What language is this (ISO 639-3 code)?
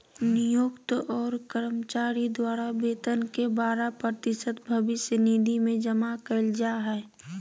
mag